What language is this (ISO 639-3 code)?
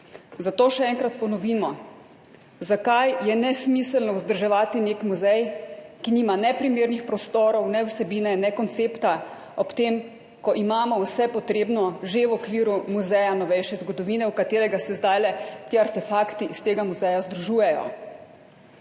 slv